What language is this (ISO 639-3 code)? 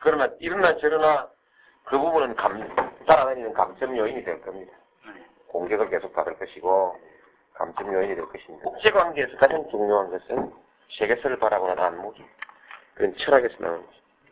kor